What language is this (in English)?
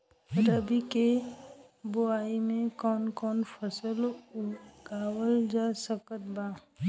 Bhojpuri